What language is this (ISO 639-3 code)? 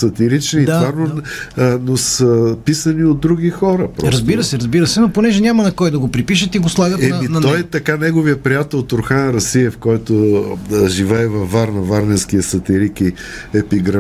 bul